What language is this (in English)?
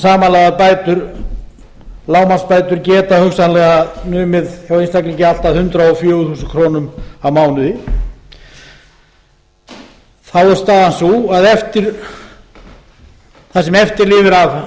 Icelandic